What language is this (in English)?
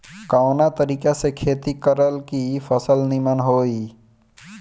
Bhojpuri